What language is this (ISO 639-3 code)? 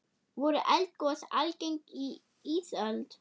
isl